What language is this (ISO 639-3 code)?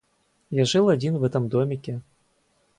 rus